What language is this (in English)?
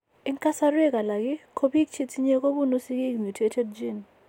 Kalenjin